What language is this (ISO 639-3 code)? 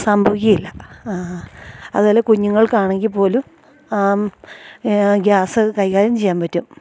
mal